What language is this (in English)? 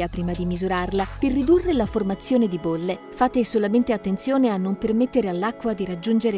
Italian